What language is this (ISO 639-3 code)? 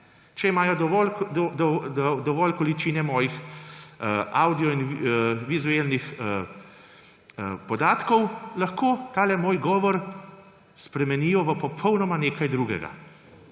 slv